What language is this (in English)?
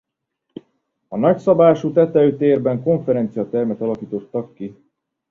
Hungarian